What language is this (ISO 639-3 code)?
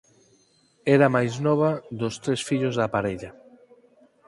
glg